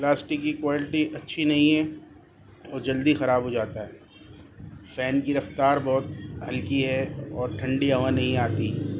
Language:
Urdu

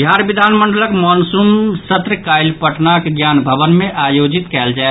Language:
Maithili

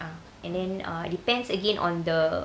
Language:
English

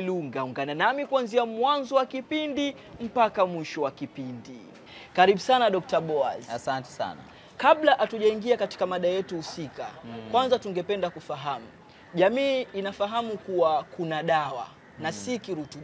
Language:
Swahili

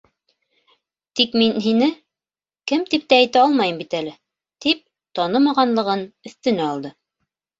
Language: Bashkir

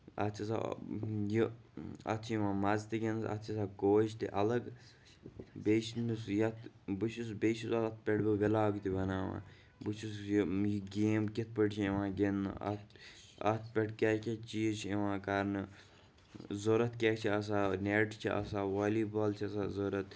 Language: Kashmiri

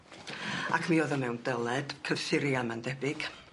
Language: Welsh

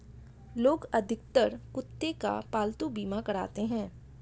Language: Hindi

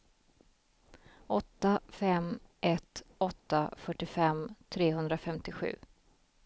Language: Swedish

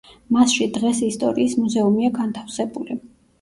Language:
Georgian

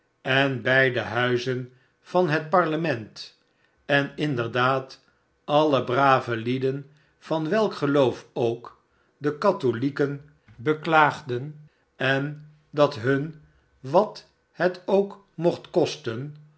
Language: Dutch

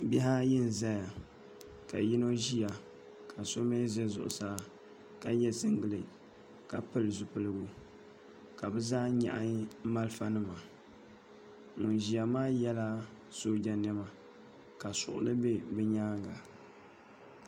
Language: Dagbani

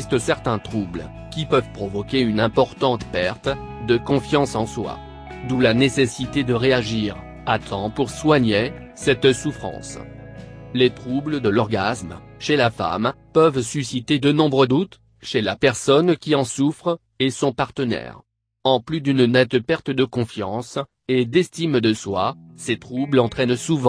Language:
French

